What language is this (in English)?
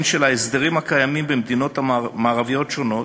Hebrew